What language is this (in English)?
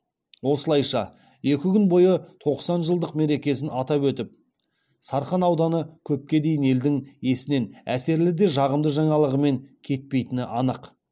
Kazakh